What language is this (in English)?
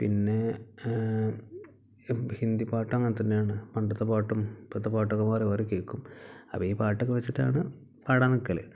Malayalam